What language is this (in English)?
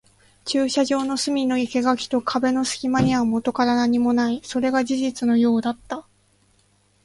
Japanese